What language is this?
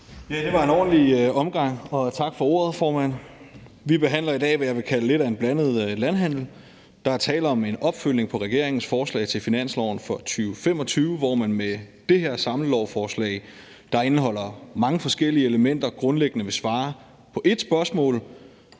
Danish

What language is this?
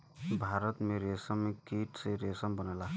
Bhojpuri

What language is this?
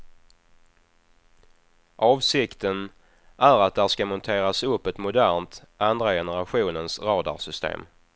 Swedish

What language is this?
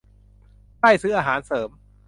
Thai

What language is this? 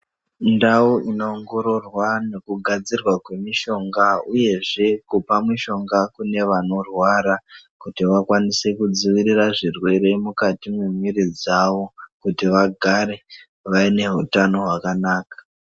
Ndau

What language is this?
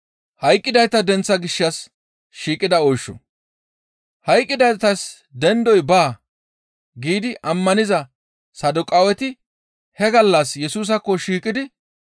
Gamo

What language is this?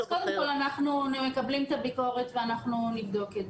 Hebrew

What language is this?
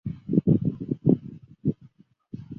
Chinese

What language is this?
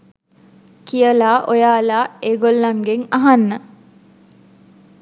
Sinhala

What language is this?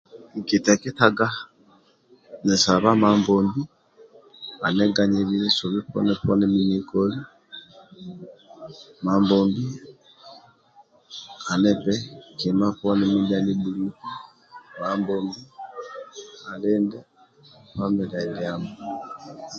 Amba (Uganda)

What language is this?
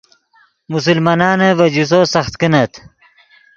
Yidgha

